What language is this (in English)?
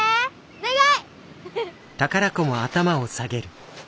Japanese